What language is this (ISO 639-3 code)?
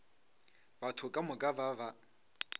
nso